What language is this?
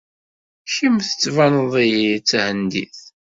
Kabyle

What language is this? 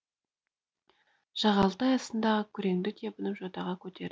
Kazakh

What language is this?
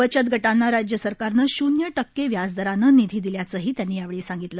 Marathi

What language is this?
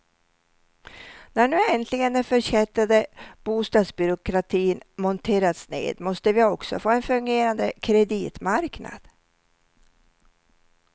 Swedish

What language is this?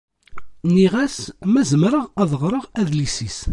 Kabyle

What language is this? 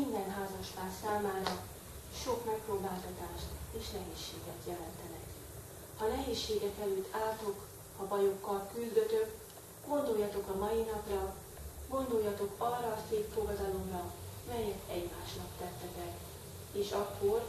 Hungarian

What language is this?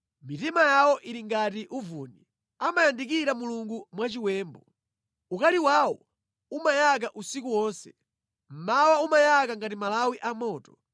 Nyanja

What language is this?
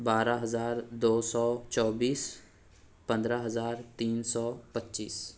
Urdu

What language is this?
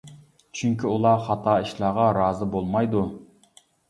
Uyghur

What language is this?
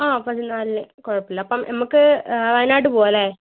Malayalam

